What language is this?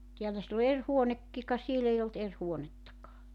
Finnish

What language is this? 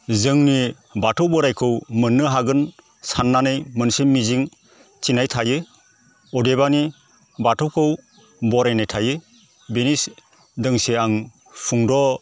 Bodo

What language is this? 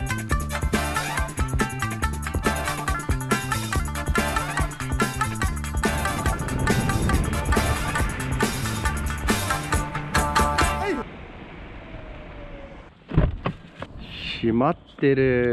Japanese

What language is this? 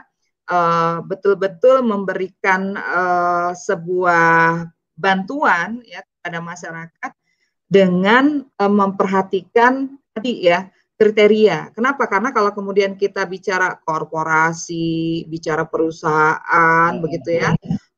Indonesian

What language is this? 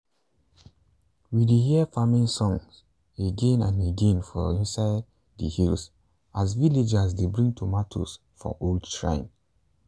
Nigerian Pidgin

